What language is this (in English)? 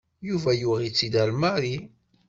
Kabyle